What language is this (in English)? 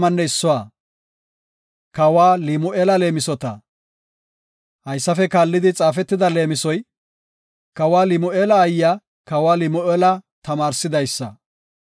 Gofa